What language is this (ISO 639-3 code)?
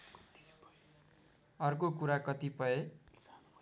nep